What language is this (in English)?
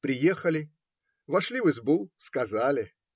Russian